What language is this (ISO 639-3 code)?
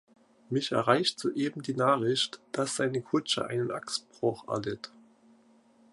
deu